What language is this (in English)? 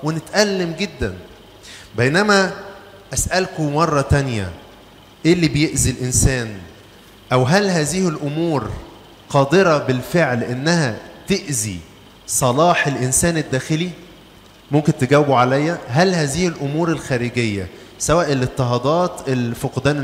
Arabic